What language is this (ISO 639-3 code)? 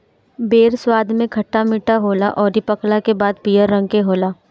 bho